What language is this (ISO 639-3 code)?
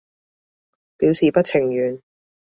yue